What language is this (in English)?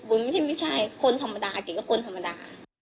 Thai